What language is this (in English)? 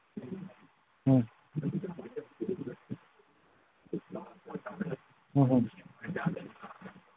Manipuri